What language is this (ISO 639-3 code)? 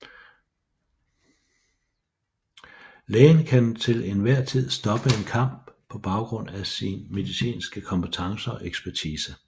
dan